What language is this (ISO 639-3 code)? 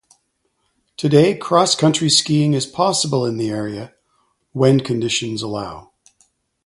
eng